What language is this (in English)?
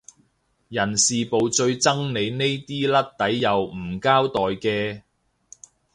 Cantonese